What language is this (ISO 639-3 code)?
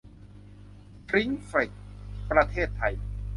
tha